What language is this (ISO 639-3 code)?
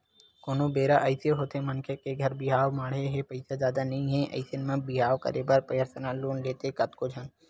hne